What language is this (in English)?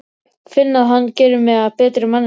Icelandic